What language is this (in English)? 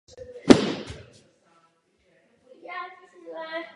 Czech